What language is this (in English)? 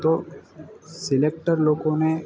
Gujarati